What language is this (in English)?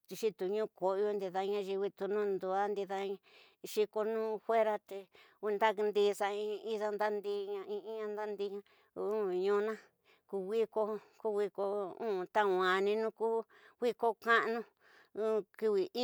Tidaá Mixtec